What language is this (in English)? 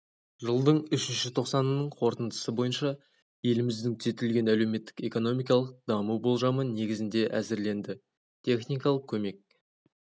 Kazakh